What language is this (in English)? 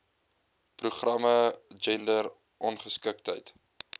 Afrikaans